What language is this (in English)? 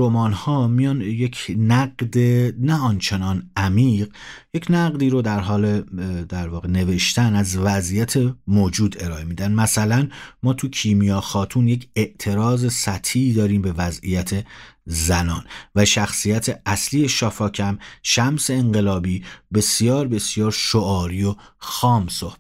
Persian